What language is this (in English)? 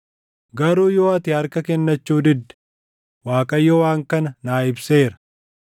Oromo